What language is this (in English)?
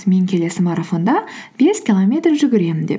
Kazakh